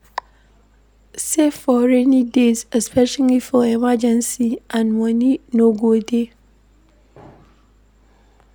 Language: Nigerian Pidgin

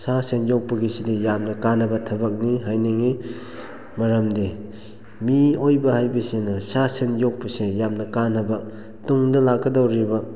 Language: Manipuri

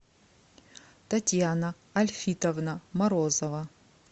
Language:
Russian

